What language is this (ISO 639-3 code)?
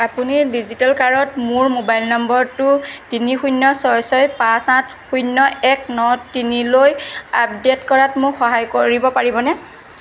asm